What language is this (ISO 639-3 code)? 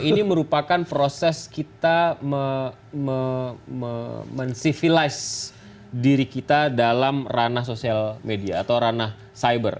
ind